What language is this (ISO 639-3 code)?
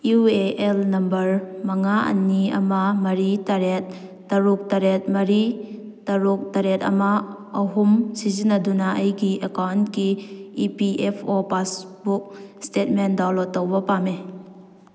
mni